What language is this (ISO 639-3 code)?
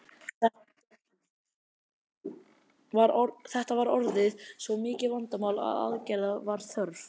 isl